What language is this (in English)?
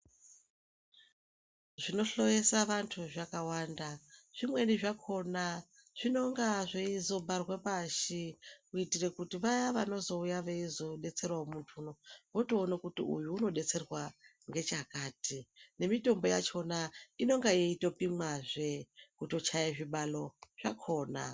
Ndau